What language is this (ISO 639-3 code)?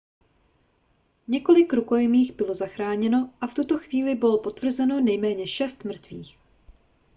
ces